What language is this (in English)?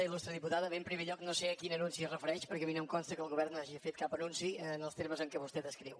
Catalan